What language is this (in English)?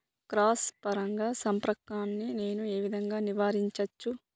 Telugu